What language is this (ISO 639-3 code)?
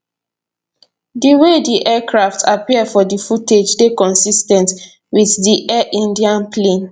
pcm